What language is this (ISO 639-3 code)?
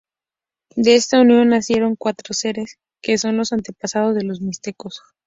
spa